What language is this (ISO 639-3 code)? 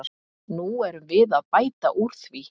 isl